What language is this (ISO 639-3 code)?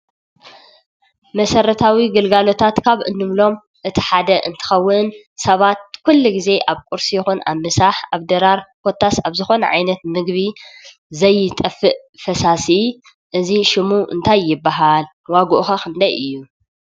tir